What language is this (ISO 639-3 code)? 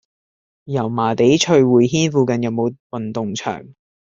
yue